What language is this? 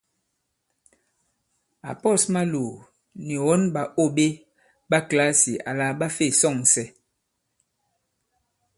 Bankon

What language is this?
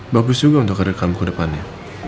Indonesian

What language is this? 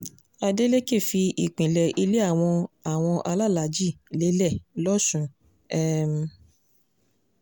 Yoruba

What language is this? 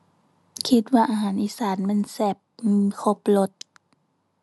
Thai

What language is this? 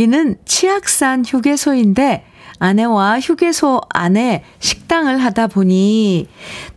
Korean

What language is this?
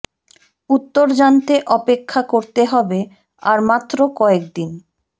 Bangla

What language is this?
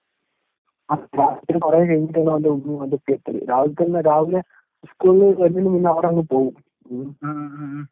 Malayalam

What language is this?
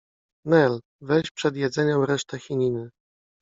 Polish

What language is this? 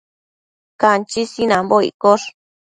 Matsés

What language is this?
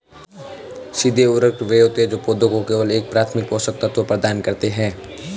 Hindi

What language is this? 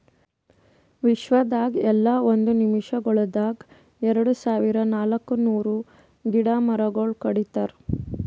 Kannada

